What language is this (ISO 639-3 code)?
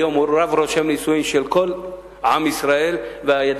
heb